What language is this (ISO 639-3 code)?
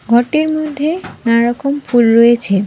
ben